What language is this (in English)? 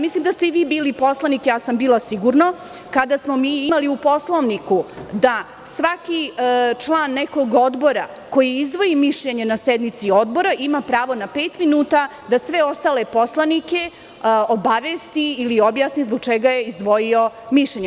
Serbian